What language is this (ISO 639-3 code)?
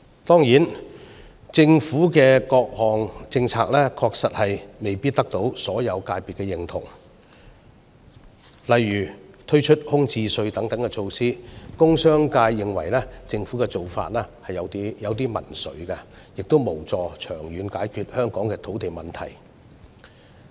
yue